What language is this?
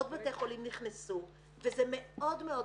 Hebrew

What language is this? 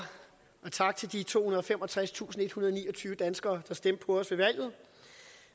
Danish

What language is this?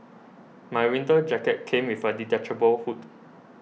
English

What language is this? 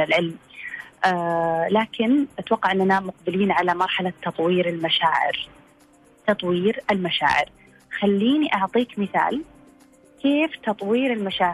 Arabic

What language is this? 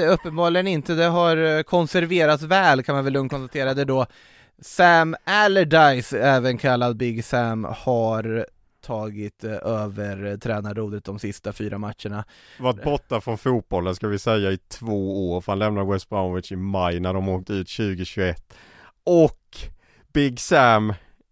Swedish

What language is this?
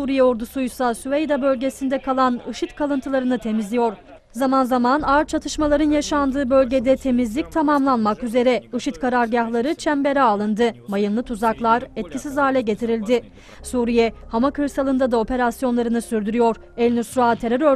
Turkish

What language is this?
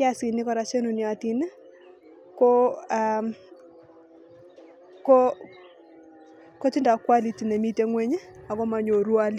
Kalenjin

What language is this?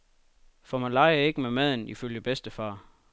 Danish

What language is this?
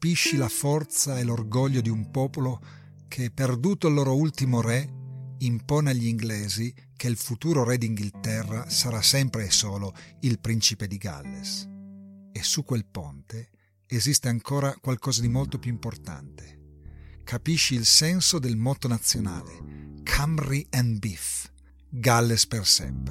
Italian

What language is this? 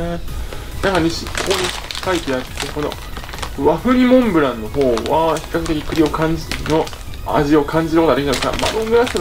Japanese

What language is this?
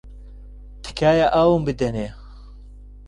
Central Kurdish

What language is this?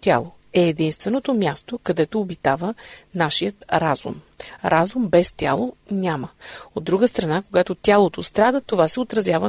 Bulgarian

